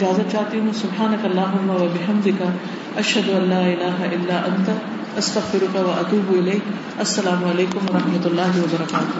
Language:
Urdu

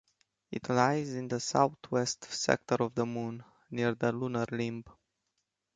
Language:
English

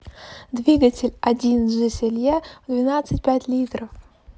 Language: Russian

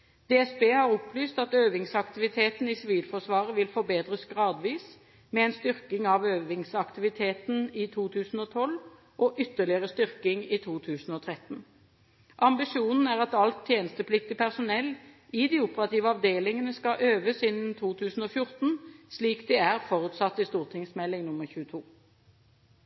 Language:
Norwegian Bokmål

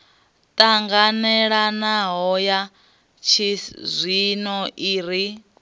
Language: Venda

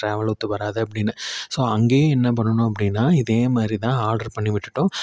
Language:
Tamil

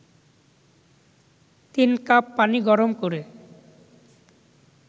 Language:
Bangla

